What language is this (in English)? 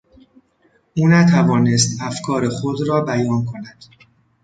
Persian